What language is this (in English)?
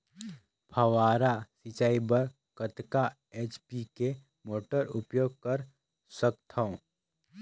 Chhattisgarhi